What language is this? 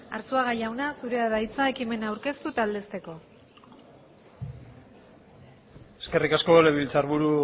Basque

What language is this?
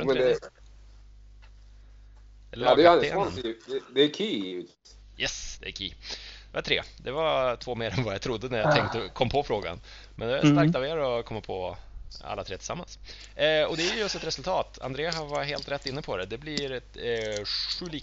Swedish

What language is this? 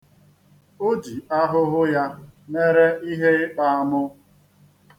Igbo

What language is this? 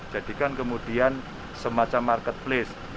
Indonesian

